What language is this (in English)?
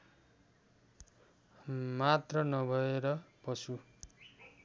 Nepali